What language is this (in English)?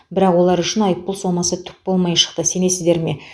Kazakh